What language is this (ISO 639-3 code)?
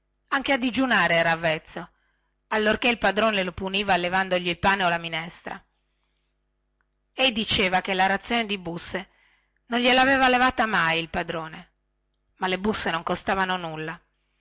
ita